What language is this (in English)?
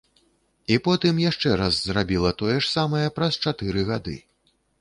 Belarusian